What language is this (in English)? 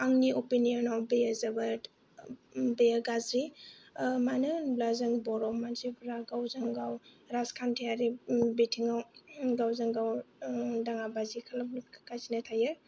Bodo